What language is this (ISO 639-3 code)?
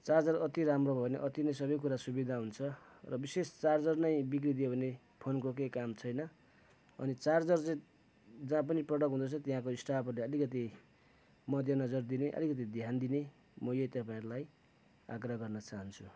nep